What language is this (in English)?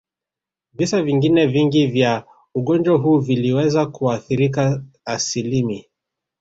Swahili